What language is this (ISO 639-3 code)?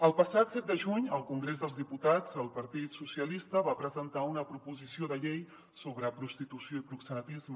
cat